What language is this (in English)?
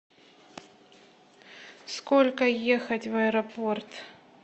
Russian